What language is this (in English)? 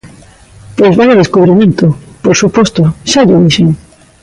Galician